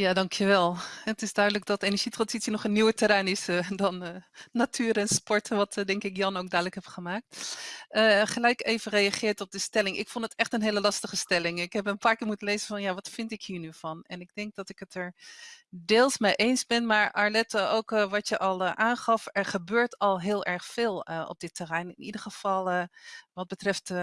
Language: Dutch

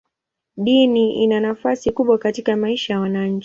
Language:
Swahili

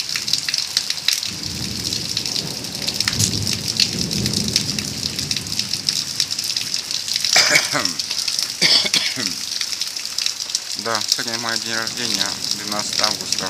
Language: Russian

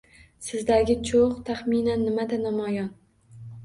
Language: Uzbek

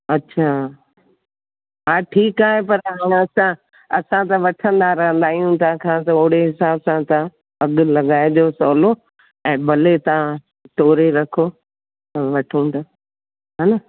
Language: Sindhi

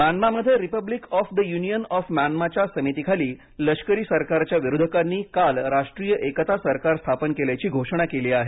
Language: Marathi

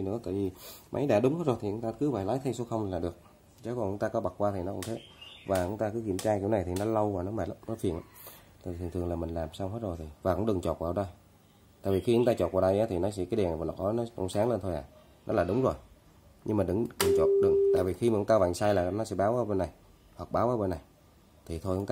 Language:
Vietnamese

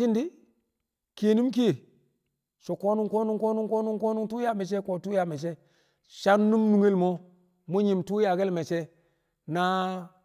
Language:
Kamo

